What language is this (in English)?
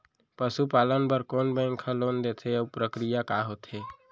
Chhattisgarhi